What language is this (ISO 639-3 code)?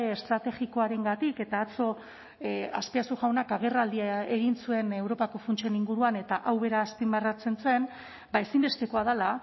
eus